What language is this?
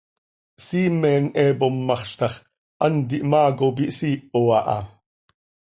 Seri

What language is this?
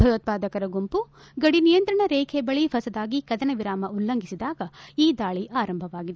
Kannada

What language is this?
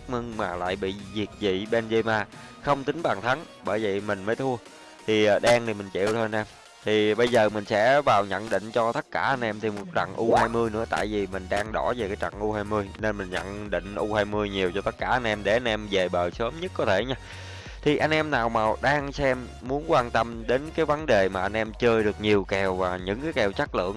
Vietnamese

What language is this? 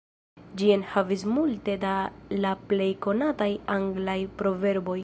Esperanto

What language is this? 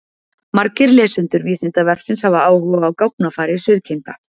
Icelandic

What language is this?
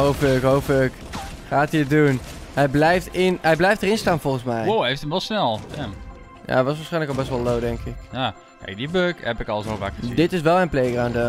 Dutch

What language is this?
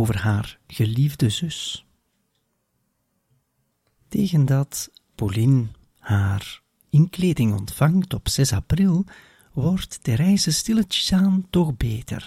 Dutch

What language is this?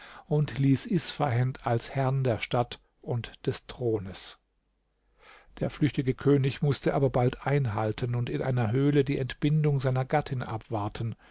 German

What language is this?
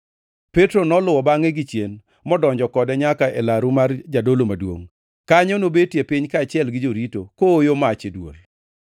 Luo (Kenya and Tanzania)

